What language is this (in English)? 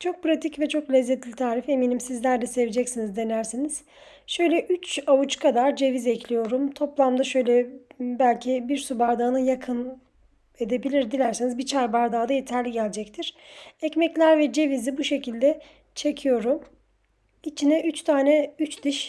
Turkish